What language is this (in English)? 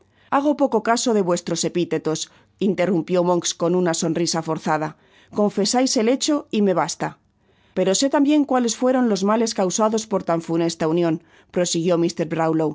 Spanish